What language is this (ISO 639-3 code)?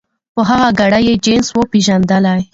pus